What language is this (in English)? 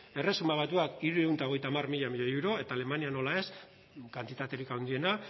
Basque